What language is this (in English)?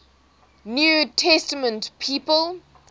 English